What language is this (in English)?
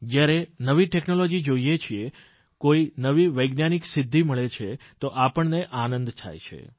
Gujarati